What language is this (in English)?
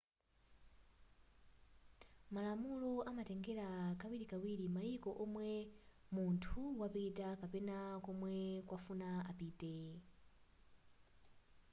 Nyanja